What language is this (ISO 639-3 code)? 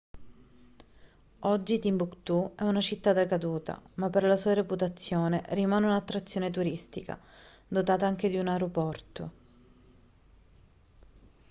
ita